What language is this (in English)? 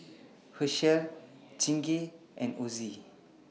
English